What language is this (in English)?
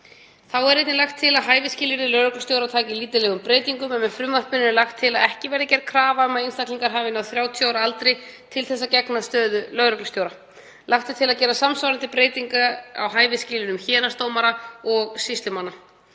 Icelandic